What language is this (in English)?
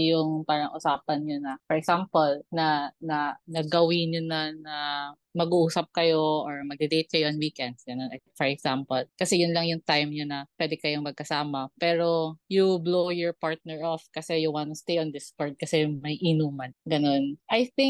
Filipino